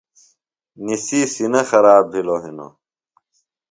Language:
Phalura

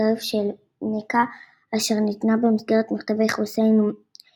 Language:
Hebrew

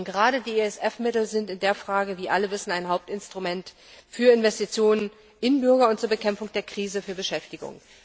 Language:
German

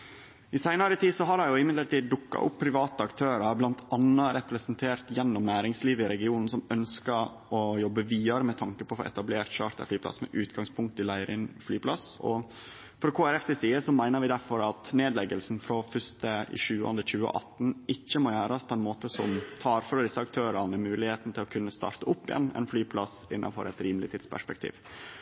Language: Norwegian Nynorsk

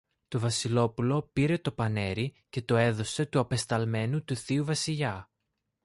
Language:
Greek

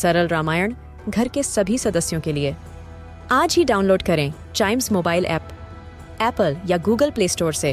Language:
Hindi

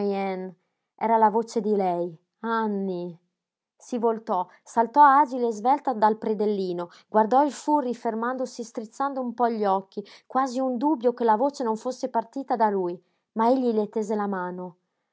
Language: Italian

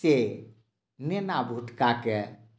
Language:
Maithili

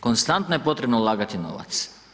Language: Croatian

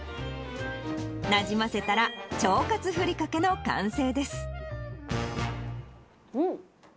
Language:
Japanese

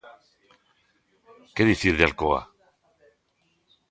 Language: Galician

